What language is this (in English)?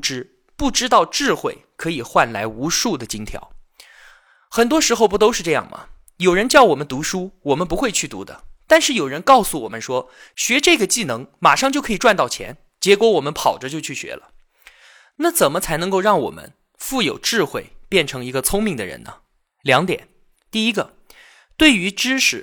Chinese